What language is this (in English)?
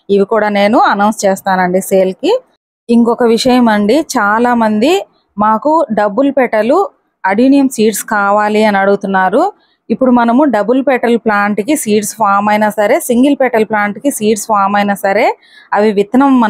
Telugu